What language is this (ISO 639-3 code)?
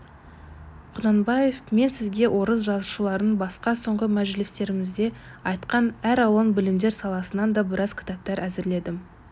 kaz